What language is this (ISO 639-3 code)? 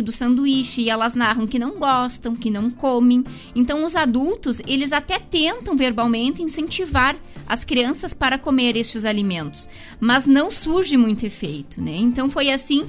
por